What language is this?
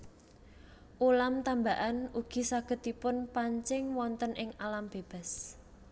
Javanese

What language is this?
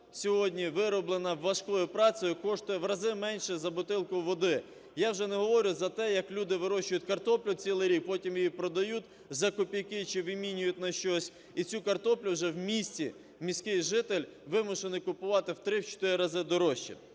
Ukrainian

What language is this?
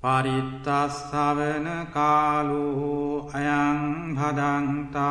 Vietnamese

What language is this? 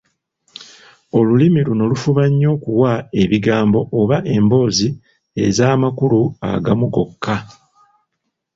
Ganda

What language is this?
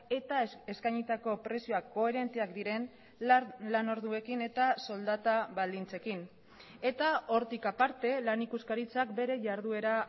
Basque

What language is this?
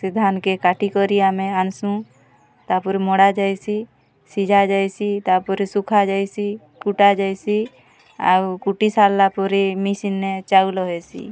Odia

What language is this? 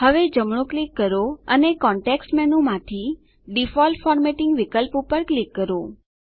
Gujarati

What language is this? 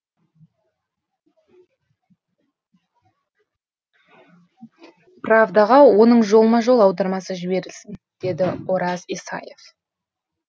Kazakh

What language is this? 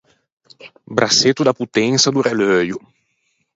Ligurian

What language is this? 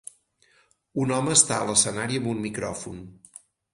Catalan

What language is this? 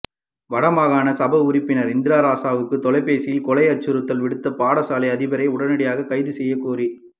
Tamil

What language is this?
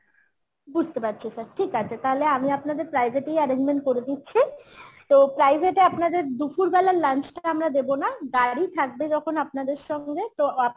Bangla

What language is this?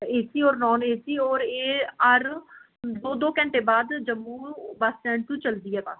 Dogri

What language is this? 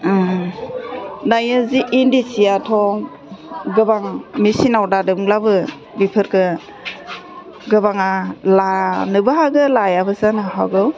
Bodo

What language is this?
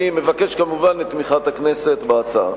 Hebrew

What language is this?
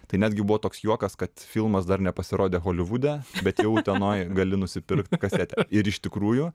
Lithuanian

